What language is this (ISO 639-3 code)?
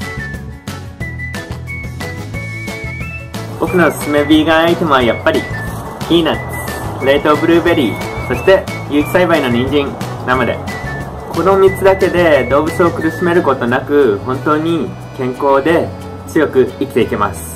jpn